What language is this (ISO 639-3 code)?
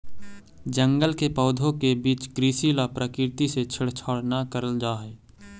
mag